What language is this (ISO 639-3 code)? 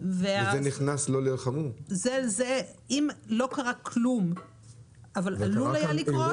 heb